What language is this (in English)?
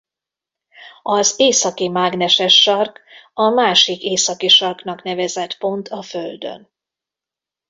Hungarian